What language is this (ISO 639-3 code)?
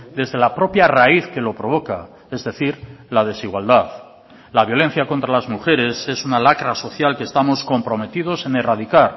spa